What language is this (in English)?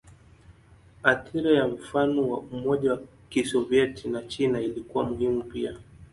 Swahili